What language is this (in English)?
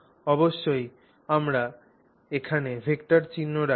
Bangla